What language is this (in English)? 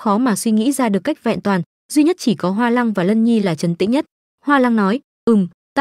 Vietnamese